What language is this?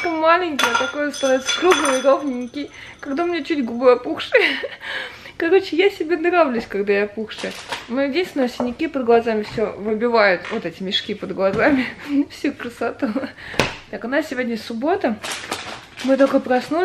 Russian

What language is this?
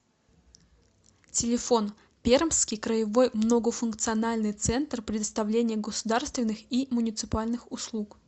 Russian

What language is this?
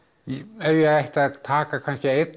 Icelandic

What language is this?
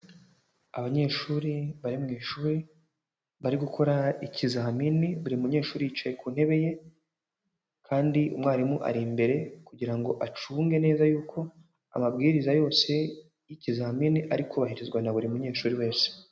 Kinyarwanda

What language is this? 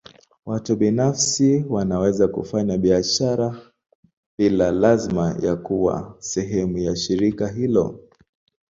Swahili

